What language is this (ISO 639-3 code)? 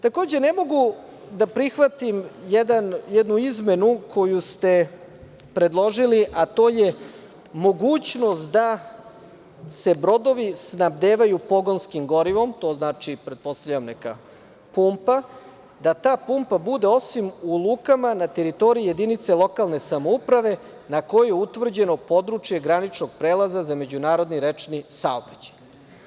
srp